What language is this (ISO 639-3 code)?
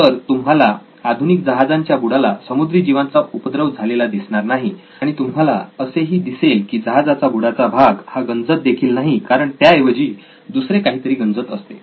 mar